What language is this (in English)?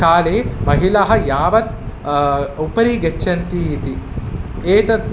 Sanskrit